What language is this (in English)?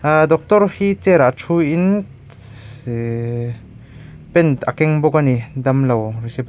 Mizo